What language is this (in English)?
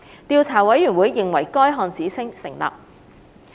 Cantonese